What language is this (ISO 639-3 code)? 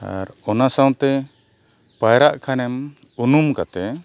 sat